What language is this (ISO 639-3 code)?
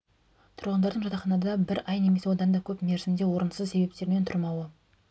kaz